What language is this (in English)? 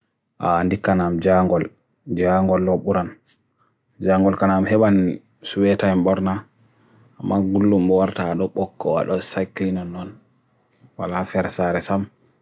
Bagirmi Fulfulde